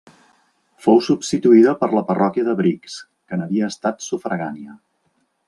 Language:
Catalan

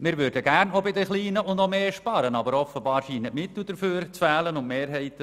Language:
Swiss German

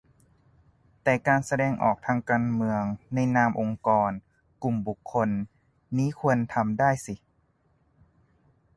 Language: Thai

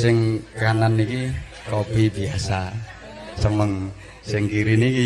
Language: Indonesian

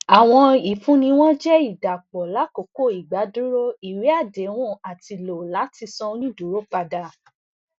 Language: Yoruba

